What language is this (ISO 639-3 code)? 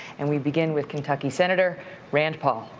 eng